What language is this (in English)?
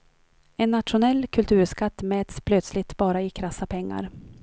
Swedish